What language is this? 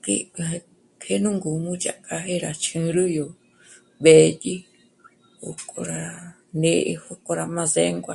Michoacán Mazahua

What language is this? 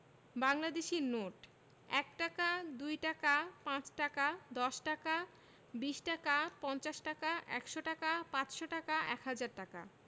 Bangla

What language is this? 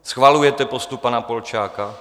Czech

